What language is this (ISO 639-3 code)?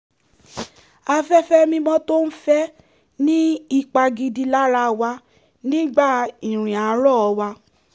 yor